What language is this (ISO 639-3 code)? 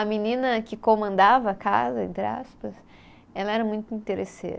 por